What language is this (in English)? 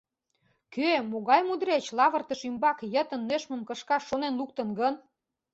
Mari